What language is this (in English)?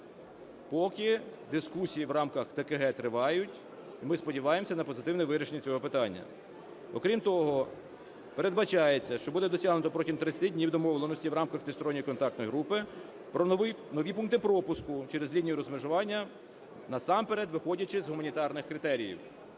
Ukrainian